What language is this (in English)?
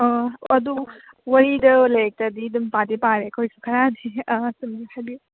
Manipuri